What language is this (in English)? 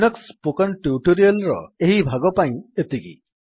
Odia